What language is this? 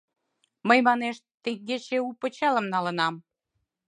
Mari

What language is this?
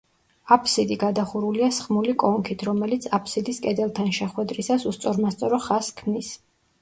Georgian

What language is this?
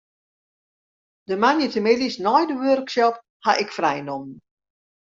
Western Frisian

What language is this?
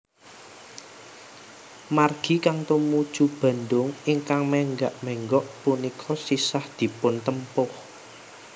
Javanese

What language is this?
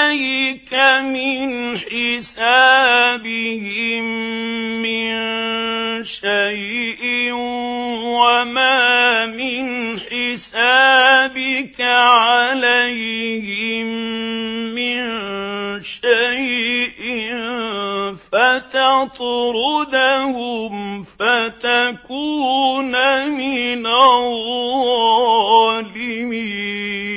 Arabic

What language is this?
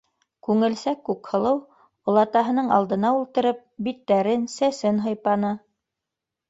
Bashkir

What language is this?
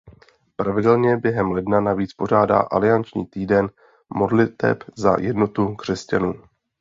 Czech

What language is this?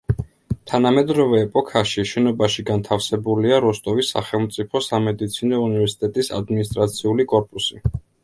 Georgian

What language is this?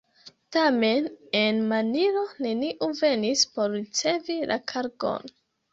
Esperanto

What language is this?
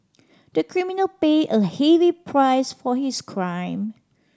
English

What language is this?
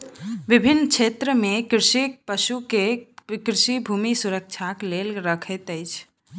Maithili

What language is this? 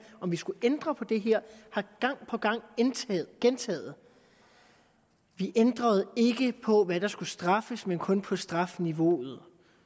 Danish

